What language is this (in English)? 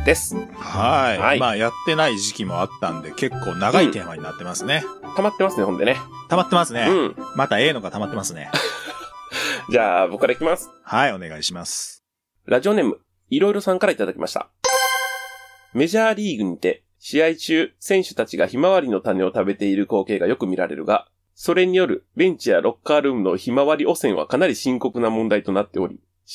Japanese